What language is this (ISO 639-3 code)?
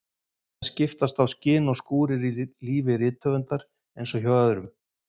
isl